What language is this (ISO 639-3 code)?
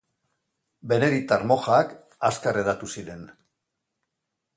eus